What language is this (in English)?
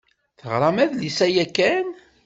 Kabyle